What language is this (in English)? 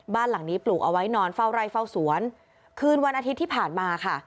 Thai